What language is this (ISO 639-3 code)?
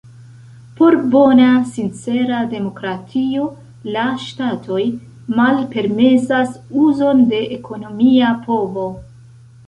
epo